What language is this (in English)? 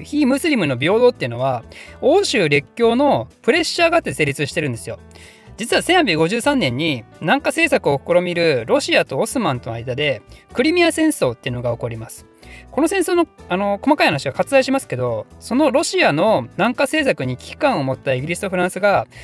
Japanese